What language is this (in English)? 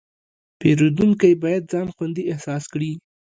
Pashto